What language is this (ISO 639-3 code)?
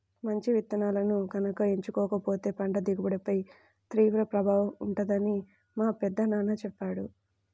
tel